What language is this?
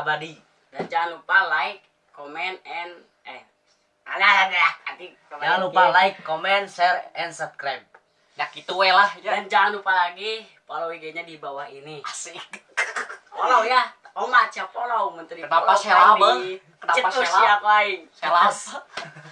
Indonesian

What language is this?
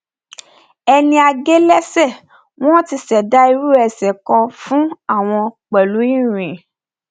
Yoruba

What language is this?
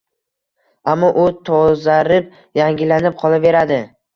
Uzbek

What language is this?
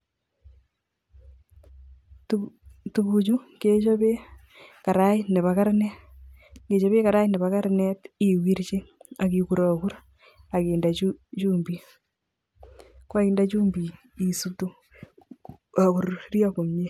Kalenjin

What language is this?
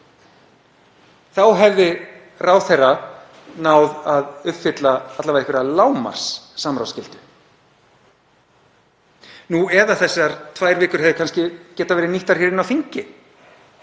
Icelandic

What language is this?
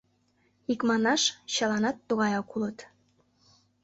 Mari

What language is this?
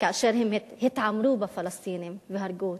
Hebrew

